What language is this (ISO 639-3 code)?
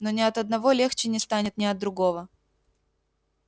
rus